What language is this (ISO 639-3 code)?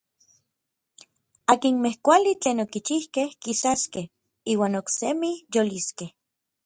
nlv